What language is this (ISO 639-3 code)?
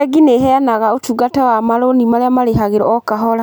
kik